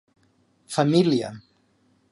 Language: Catalan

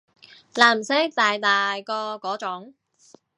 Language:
Cantonese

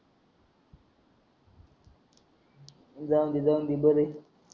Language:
Marathi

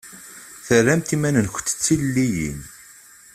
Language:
Kabyle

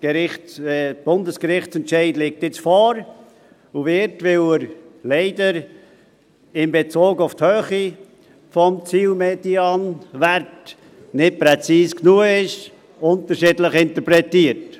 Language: Swiss German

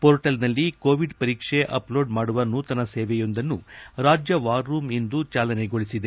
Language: Kannada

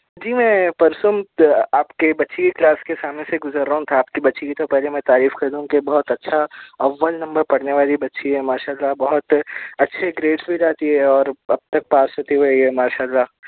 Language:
Urdu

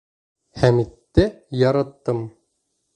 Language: Bashkir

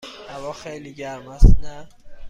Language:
Persian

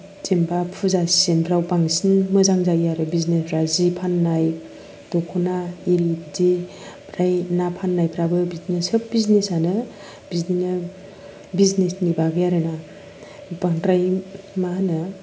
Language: Bodo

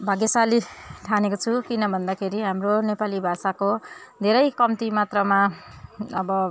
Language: Nepali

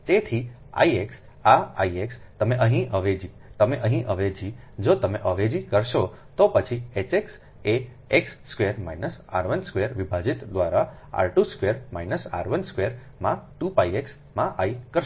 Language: Gujarati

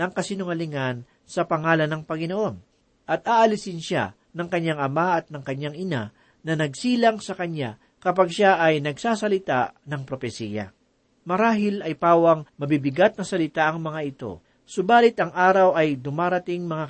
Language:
Filipino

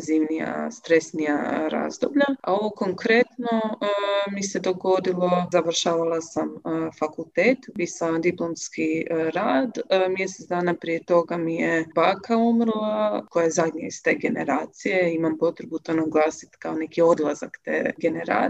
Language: Croatian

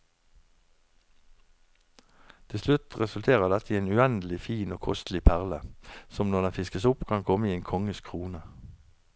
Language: Norwegian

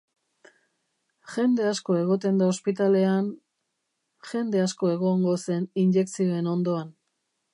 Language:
Basque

